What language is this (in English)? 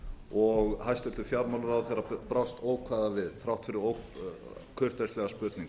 Icelandic